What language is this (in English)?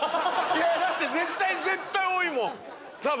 Japanese